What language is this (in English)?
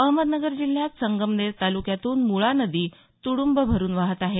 Marathi